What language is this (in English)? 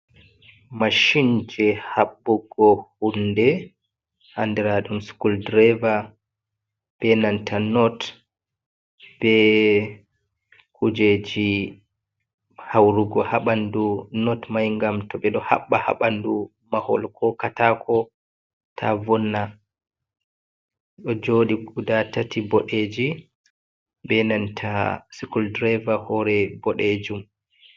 Fula